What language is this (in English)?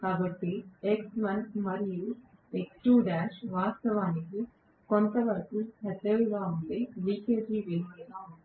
Telugu